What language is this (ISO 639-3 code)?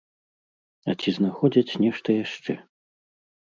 bel